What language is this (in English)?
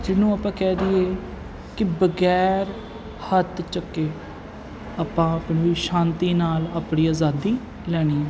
Punjabi